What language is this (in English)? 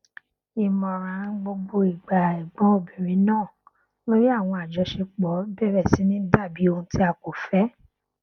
Yoruba